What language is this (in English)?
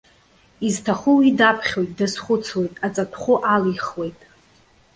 Abkhazian